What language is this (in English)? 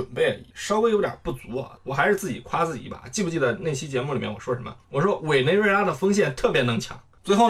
Chinese